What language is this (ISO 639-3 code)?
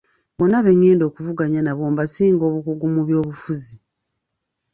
lug